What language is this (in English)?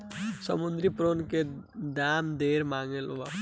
Bhojpuri